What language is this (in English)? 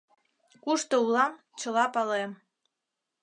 Mari